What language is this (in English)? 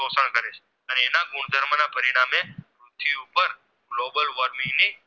Gujarati